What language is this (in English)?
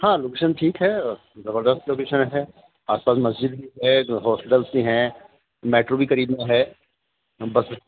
Urdu